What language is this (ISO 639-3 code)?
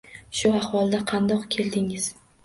uzb